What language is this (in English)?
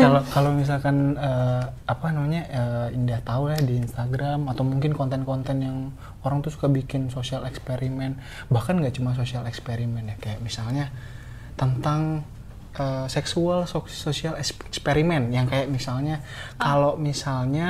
Indonesian